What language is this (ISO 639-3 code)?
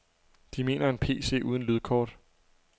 dan